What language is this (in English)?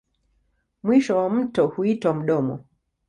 Swahili